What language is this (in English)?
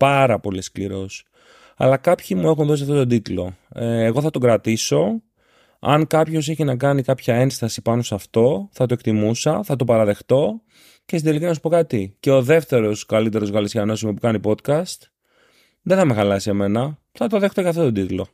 Greek